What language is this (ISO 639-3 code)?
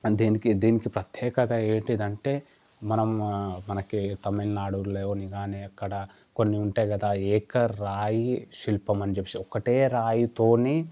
tel